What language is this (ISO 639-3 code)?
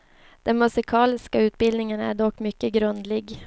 swe